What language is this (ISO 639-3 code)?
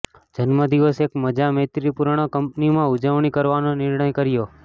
guj